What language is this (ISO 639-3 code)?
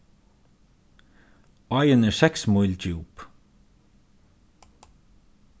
fao